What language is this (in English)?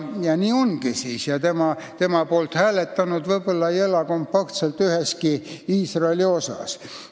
Estonian